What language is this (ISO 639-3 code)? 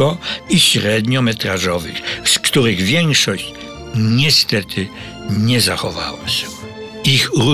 pol